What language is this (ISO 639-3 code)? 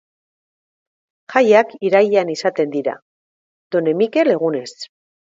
eus